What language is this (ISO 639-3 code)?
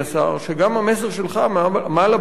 heb